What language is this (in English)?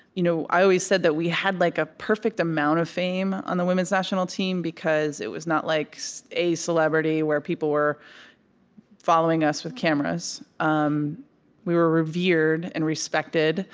English